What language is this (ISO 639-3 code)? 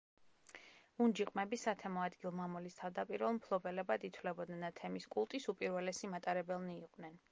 kat